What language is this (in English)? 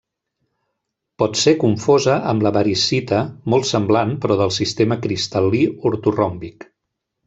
Catalan